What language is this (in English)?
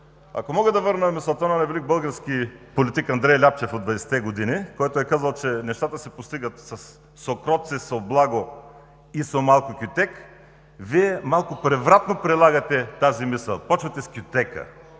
Bulgarian